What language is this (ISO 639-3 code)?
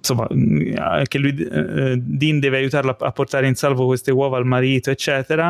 ita